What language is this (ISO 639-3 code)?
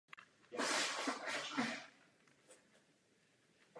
ces